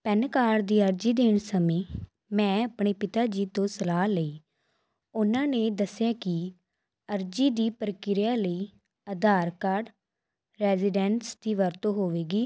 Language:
Punjabi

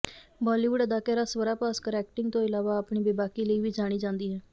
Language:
Punjabi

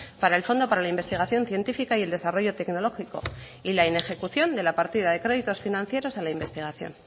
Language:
Spanish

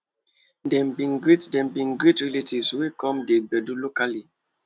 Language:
Nigerian Pidgin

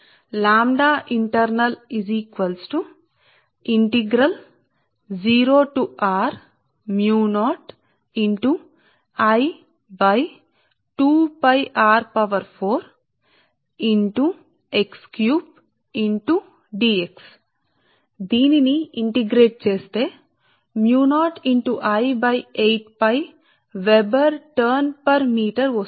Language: Telugu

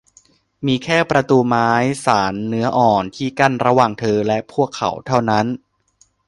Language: Thai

